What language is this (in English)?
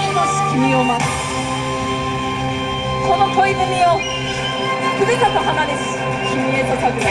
Japanese